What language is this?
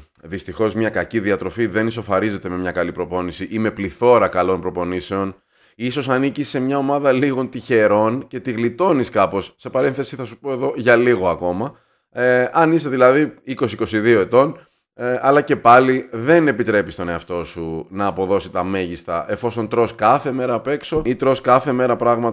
Greek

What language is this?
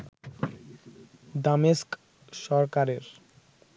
Bangla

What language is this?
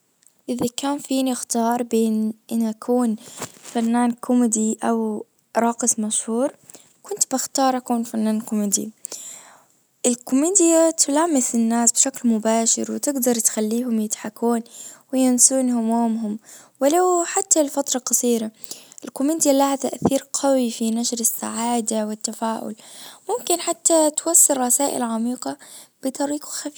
Najdi Arabic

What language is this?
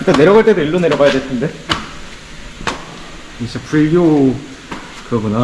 Korean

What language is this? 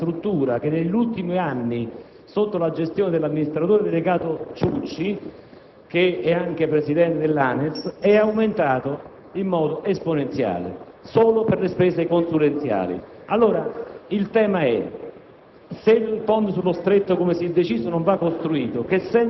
Italian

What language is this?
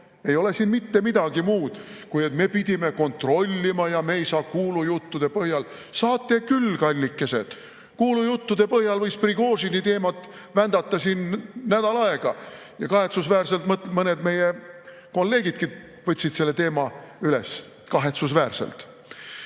Estonian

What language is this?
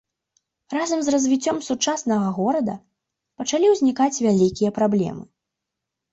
Belarusian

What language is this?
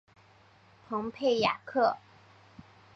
Chinese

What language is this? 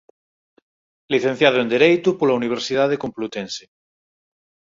Galician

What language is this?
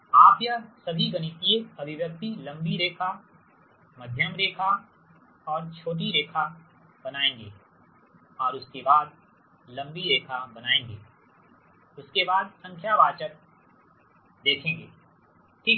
Hindi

